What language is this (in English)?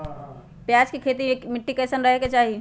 Magahi